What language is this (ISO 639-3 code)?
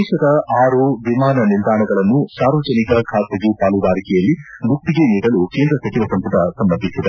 kan